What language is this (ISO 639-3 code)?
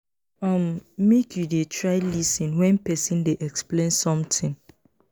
pcm